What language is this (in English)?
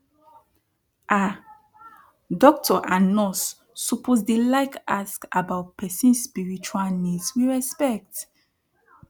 Nigerian Pidgin